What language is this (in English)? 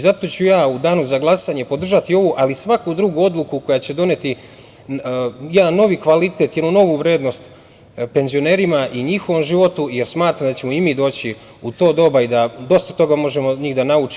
Serbian